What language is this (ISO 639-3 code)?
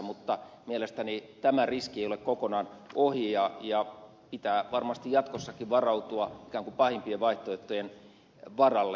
fin